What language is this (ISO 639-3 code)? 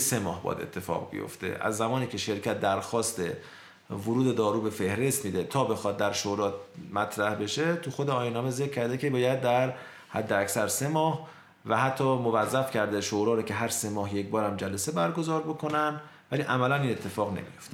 fas